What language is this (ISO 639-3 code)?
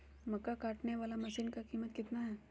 mag